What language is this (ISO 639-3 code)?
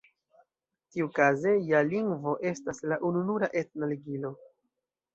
epo